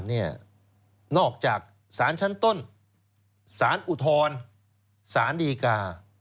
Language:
Thai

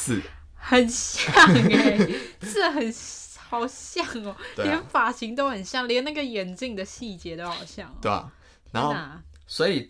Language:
Chinese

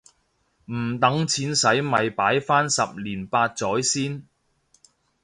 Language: Cantonese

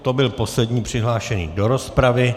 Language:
Czech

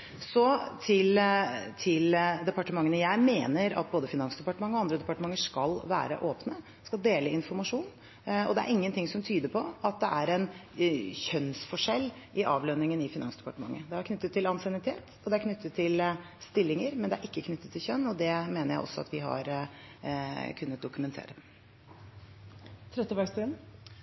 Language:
Norwegian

